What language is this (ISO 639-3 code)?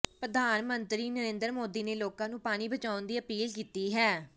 pan